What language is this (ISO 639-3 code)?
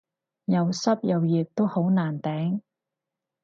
yue